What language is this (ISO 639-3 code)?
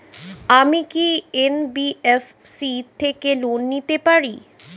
ben